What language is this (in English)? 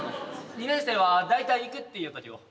Japanese